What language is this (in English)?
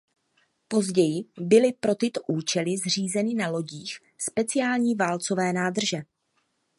Czech